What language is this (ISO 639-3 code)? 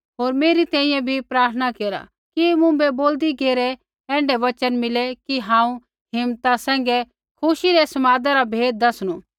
kfx